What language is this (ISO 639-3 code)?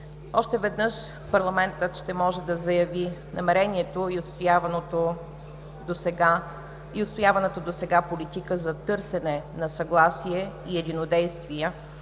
bul